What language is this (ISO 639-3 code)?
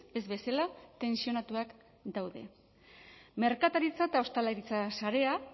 eus